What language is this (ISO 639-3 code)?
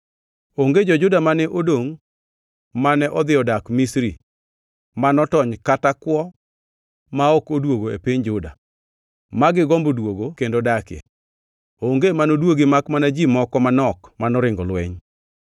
luo